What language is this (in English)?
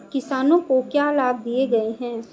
Hindi